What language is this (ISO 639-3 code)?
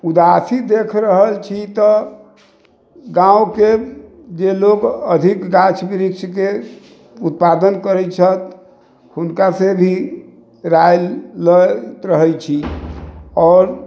mai